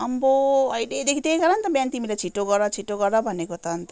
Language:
Nepali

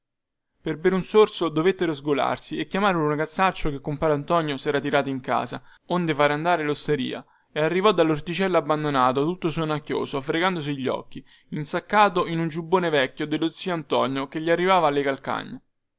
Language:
Italian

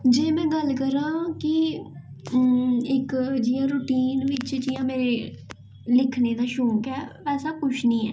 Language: Dogri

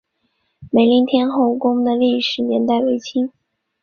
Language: Chinese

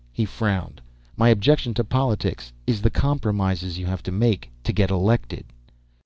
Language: English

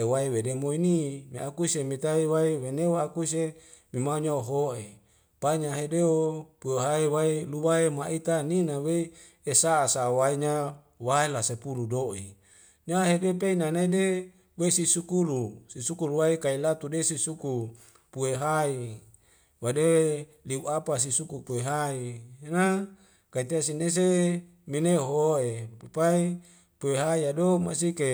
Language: Wemale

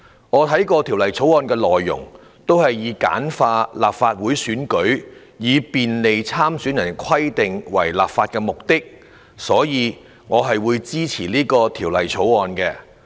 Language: Cantonese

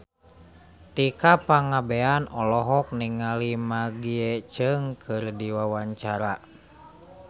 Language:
Sundanese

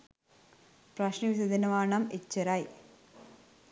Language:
Sinhala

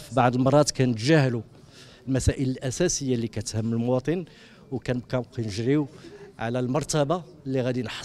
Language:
Arabic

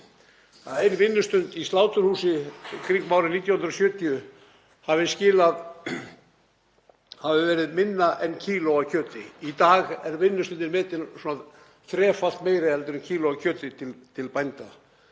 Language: Icelandic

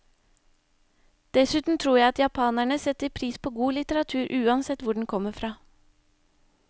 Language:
Norwegian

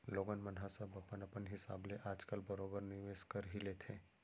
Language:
Chhattisgarhi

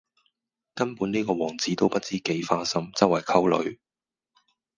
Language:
Cantonese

